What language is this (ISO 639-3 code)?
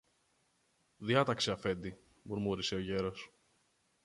ell